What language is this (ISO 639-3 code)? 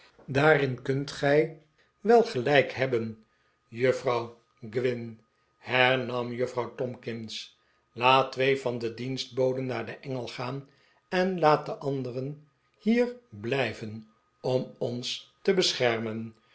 nld